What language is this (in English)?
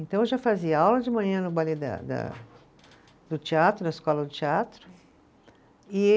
Portuguese